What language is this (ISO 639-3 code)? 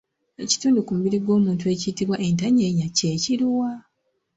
lug